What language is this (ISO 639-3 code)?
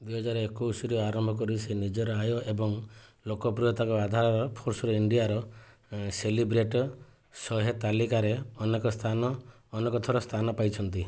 ori